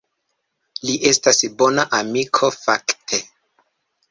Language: Esperanto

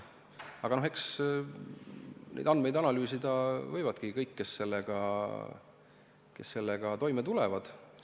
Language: Estonian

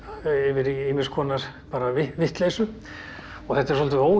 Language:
Icelandic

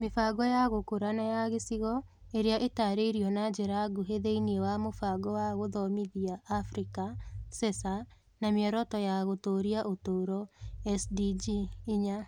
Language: Kikuyu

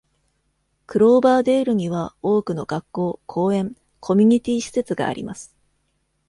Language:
Japanese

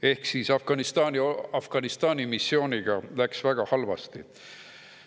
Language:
Estonian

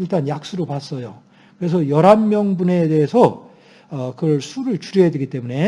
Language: Korean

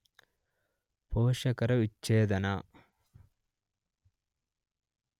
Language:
Kannada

